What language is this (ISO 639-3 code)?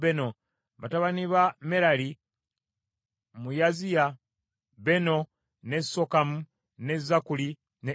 lug